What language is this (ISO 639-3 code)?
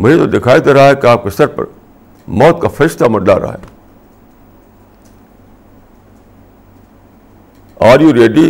urd